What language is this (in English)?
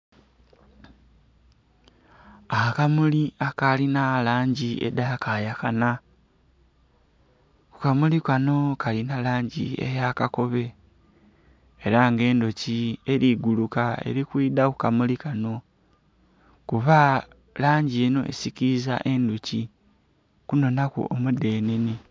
Soga